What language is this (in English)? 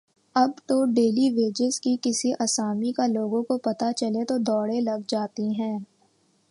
Urdu